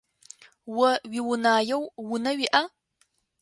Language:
Adyghe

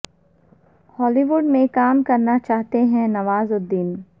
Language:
Urdu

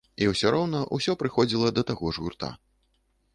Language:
Belarusian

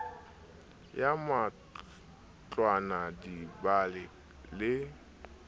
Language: Southern Sotho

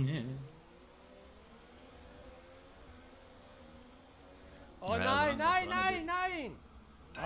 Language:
German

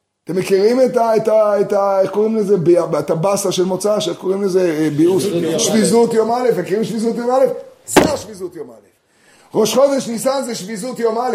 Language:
Hebrew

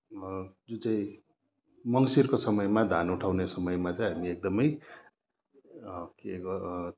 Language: Nepali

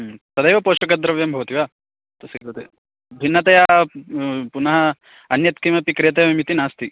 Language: Sanskrit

